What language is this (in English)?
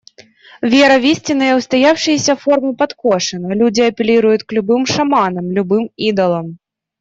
Russian